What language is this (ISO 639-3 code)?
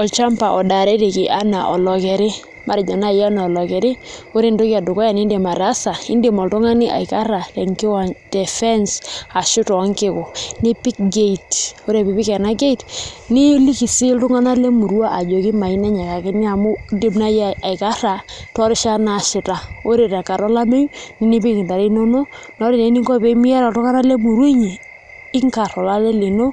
mas